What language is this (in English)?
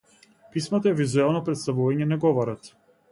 Macedonian